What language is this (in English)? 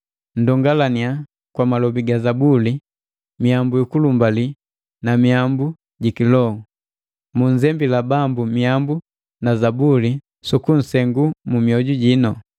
Matengo